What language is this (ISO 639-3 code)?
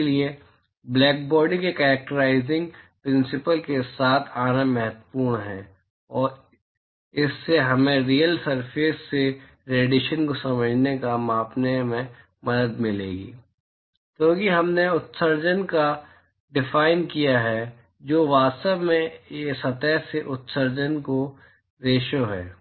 hin